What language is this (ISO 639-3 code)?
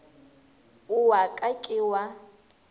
nso